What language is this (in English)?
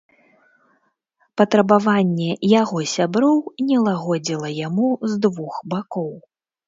Belarusian